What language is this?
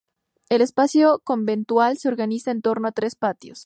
Spanish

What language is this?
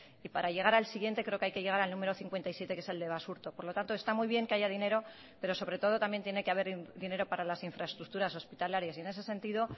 Spanish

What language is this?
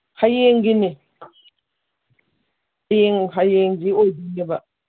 Manipuri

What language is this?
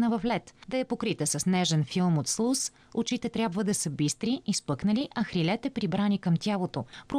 Bulgarian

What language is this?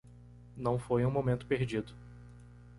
Portuguese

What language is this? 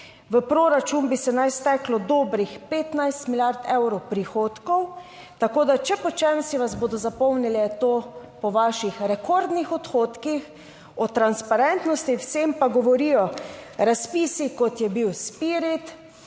Slovenian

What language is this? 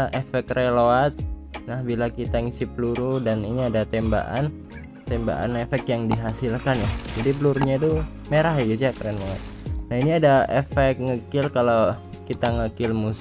Indonesian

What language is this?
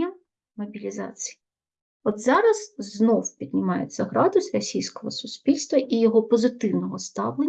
Ukrainian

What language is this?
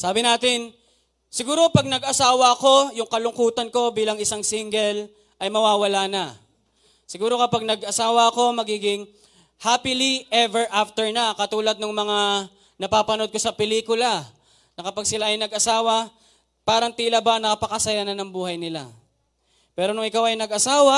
Filipino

